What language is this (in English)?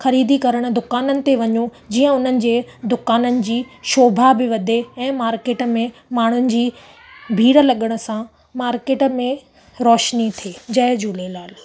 Sindhi